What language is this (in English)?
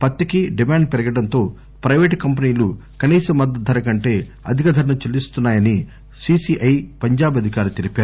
Telugu